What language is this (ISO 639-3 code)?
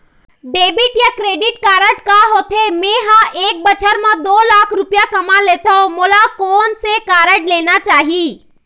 hne